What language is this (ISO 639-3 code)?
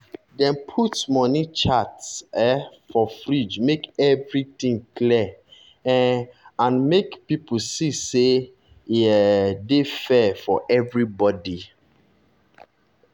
pcm